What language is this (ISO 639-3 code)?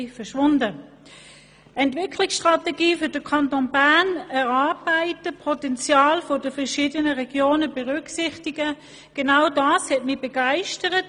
gsw